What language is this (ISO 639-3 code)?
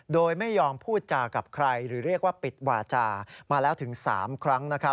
tha